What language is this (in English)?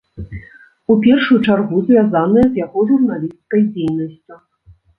Belarusian